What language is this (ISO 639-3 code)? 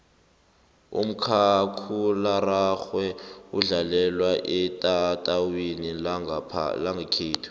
nbl